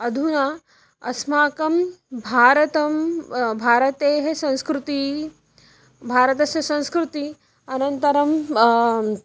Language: Sanskrit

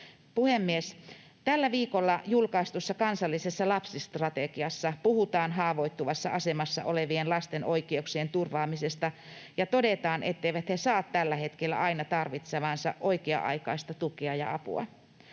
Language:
Finnish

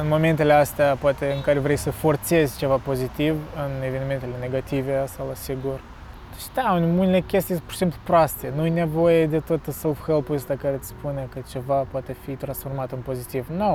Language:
Romanian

